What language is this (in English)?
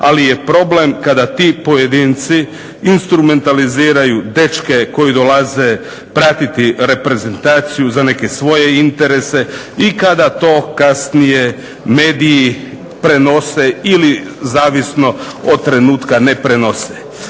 Croatian